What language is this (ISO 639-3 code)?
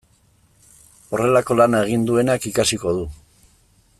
eus